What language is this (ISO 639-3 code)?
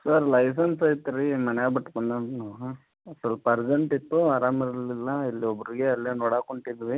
kan